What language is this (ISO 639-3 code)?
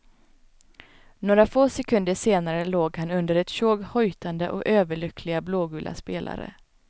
swe